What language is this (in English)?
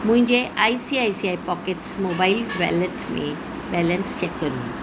Sindhi